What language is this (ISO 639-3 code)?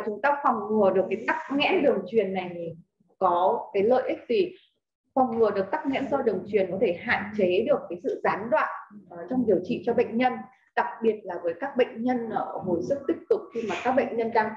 vie